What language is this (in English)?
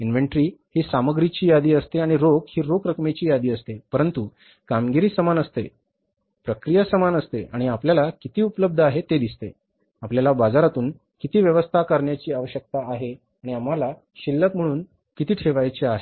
Marathi